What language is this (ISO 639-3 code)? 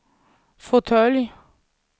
swe